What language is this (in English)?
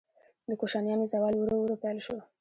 Pashto